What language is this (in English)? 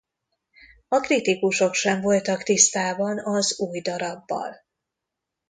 Hungarian